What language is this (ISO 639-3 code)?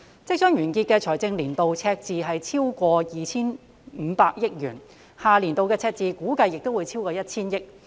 yue